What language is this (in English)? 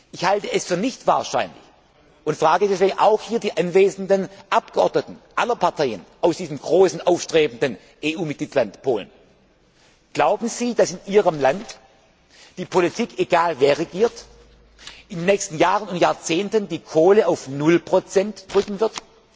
German